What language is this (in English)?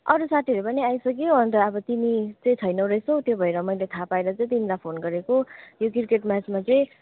Nepali